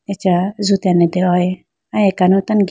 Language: Idu-Mishmi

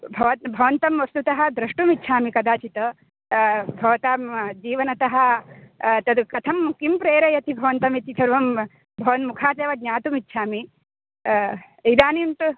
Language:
Sanskrit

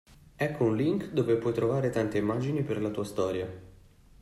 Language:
Italian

